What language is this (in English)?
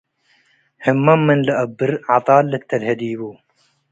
Tigre